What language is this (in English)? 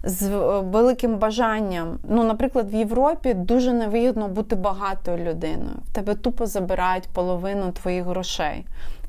Ukrainian